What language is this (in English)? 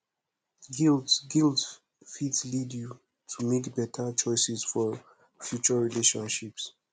Nigerian Pidgin